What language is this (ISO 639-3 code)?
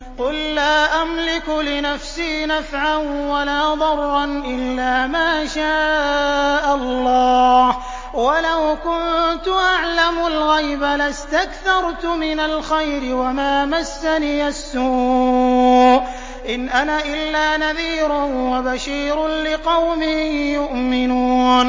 ara